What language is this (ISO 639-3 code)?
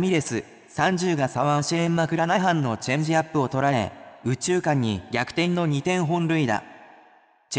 jpn